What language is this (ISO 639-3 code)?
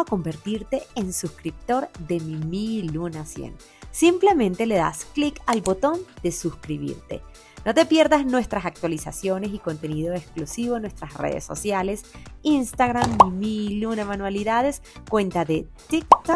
spa